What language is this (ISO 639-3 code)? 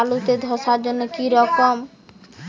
ben